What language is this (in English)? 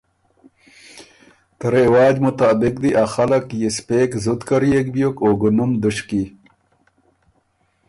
Ormuri